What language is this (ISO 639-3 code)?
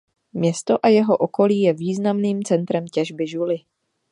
ces